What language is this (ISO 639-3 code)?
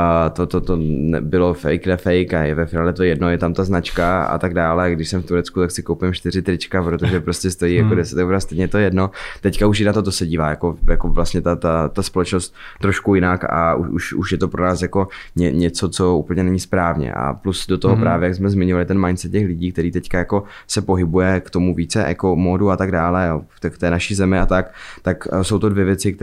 ces